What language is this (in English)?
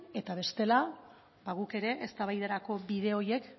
Basque